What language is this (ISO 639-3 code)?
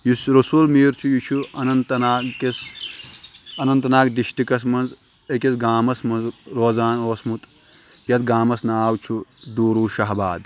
kas